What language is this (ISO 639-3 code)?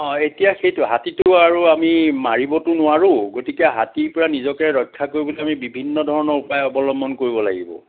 asm